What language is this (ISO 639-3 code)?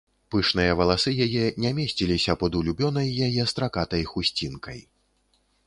bel